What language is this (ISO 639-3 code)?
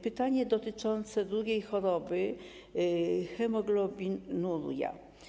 pol